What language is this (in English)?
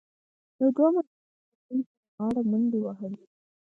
Pashto